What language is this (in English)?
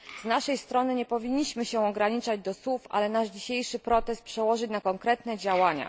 Polish